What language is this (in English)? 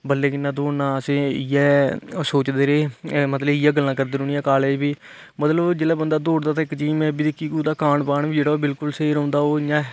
Dogri